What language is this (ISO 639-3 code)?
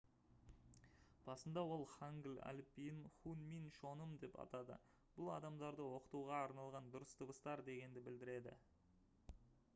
kaz